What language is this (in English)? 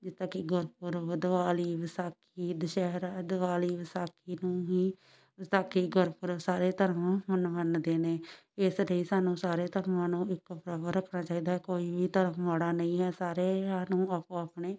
Punjabi